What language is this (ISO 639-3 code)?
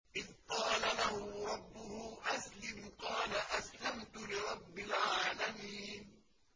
ara